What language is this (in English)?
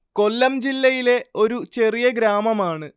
Malayalam